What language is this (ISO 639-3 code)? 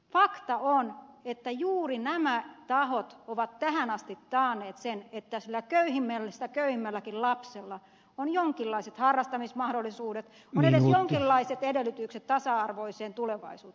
fin